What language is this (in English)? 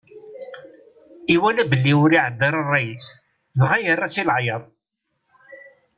Kabyle